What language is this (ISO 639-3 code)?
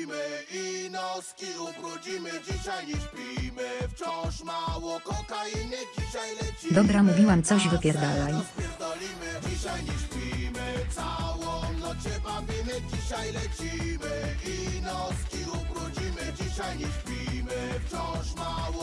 pol